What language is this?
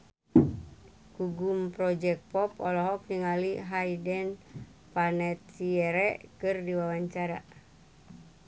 Sundanese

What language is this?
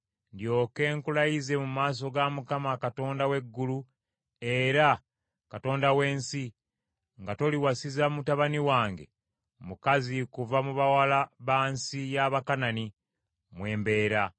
Ganda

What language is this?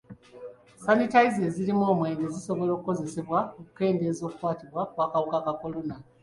Ganda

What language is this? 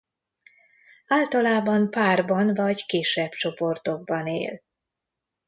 Hungarian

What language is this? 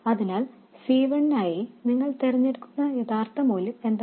Malayalam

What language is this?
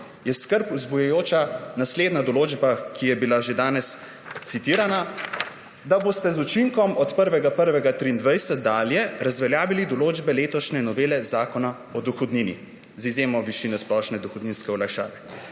Slovenian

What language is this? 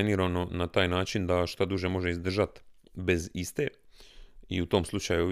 Croatian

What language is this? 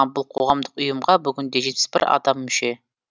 Kazakh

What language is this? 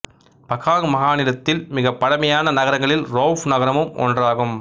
Tamil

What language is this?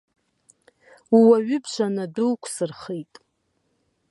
Abkhazian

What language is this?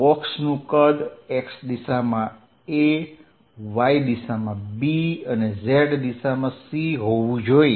Gujarati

